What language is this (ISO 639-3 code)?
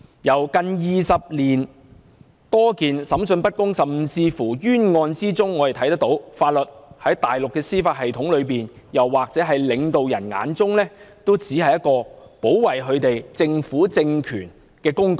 yue